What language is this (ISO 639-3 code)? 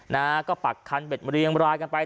tha